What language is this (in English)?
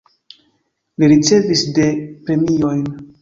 Esperanto